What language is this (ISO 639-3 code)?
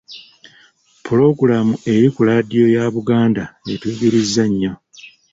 lug